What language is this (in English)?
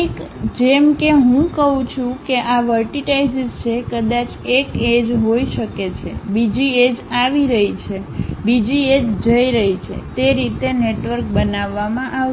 Gujarati